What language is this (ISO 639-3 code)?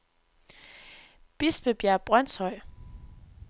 dan